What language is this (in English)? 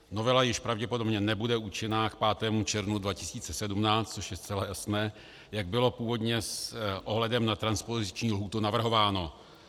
Czech